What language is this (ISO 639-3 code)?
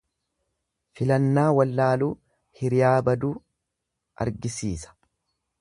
orm